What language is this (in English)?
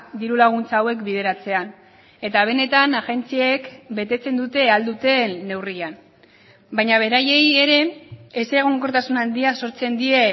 Basque